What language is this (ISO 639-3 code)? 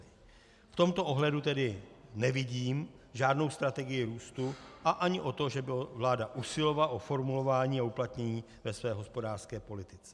ces